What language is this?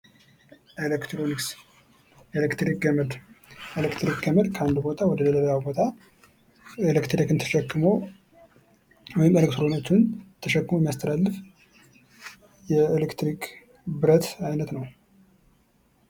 Amharic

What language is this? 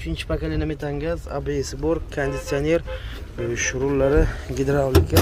Turkish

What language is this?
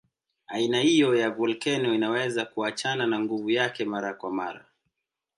Swahili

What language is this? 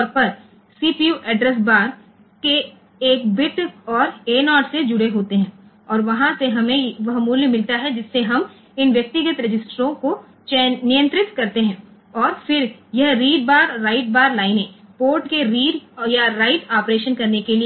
Gujarati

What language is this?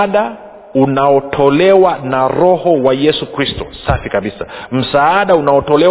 Swahili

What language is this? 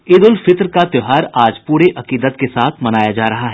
Hindi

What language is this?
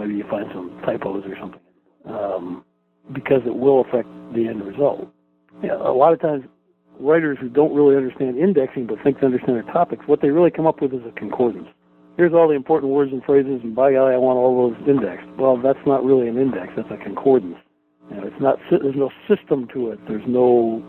English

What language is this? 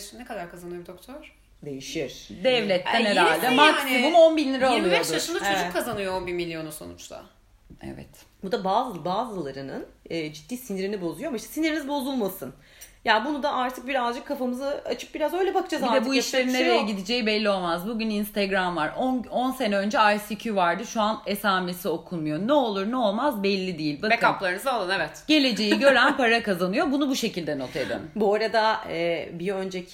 Turkish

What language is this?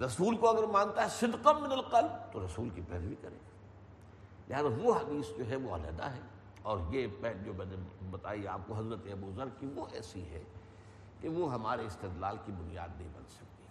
Urdu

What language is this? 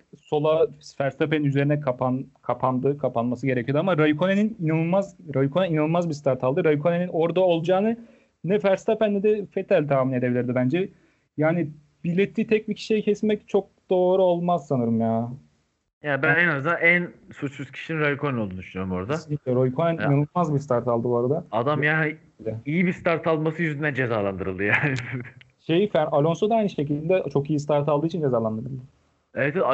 Turkish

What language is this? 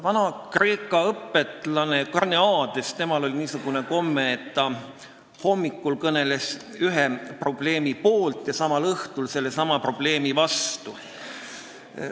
Estonian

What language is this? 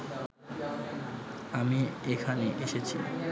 Bangla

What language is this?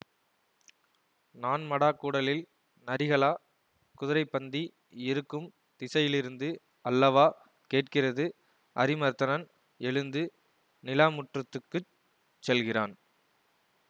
Tamil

